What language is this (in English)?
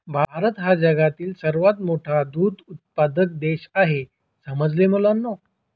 Marathi